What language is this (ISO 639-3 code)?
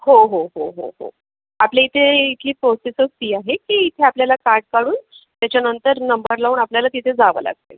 mar